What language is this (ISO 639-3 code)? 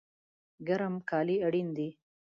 pus